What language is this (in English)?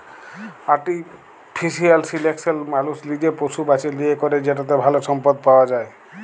Bangla